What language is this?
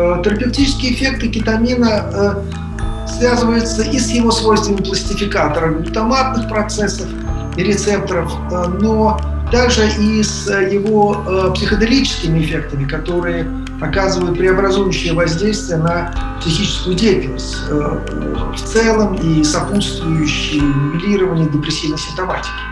Russian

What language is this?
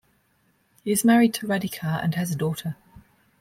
English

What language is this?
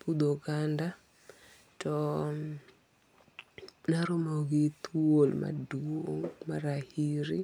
Luo (Kenya and Tanzania)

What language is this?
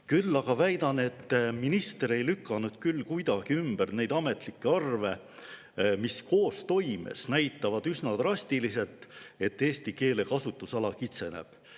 Estonian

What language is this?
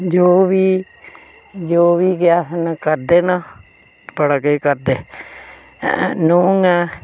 Dogri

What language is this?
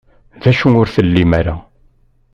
Kabyle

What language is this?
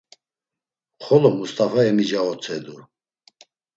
Laz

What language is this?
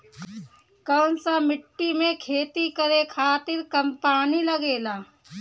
Bhojpuri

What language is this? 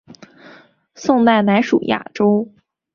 Chinese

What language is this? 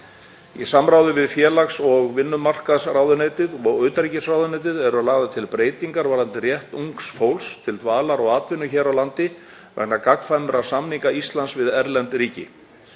Icelandic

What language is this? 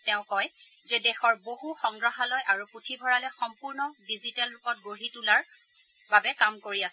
Assamese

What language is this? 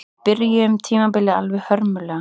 Icelandic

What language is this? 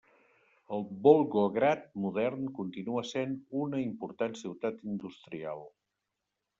Catalan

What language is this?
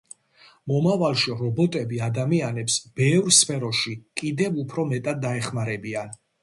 Georgian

